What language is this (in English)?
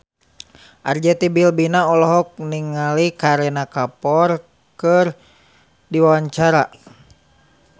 Sundanese